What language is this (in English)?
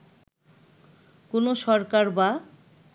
Bangla